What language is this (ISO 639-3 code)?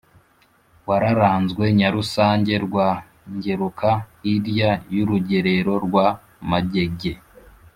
kin